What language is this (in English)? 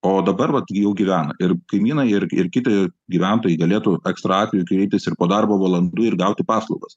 Lithuanian